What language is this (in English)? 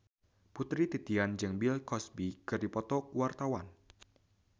Sundanese